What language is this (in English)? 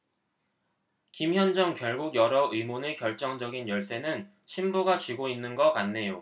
Korean